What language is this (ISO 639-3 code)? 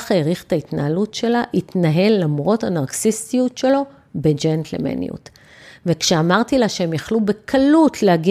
heb